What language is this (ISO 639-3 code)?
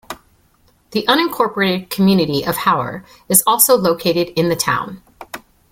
eng